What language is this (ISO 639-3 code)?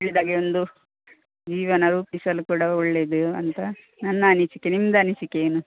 kan